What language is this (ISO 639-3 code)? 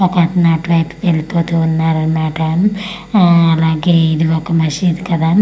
tel